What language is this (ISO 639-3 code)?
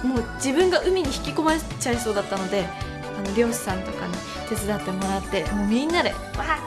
jpn